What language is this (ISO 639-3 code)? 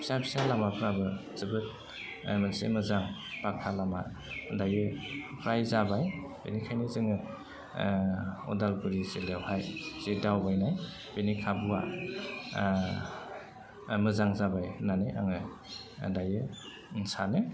brx